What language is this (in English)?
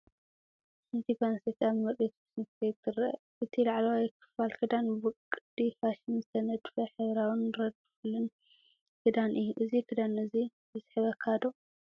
Tigrinya